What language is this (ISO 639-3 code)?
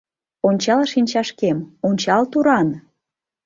chm